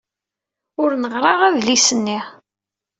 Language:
Kabyle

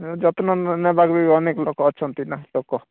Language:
Odia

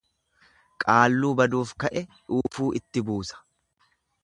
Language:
Oromo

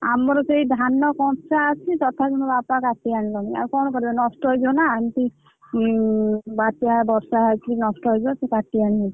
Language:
Odia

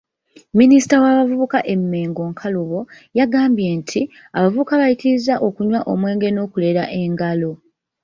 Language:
Ganda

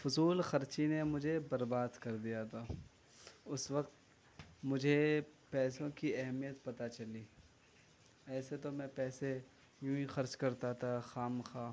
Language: Urdu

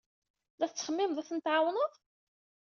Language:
Kabyle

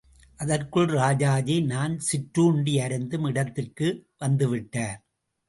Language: Tamil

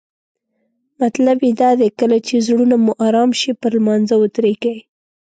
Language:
Pashto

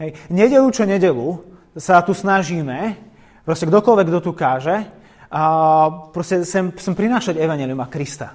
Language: Slovak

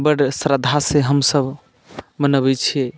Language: Maithili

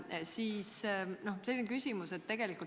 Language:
Estonian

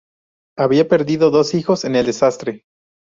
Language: Spanish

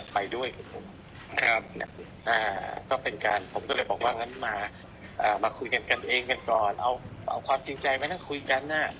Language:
Thai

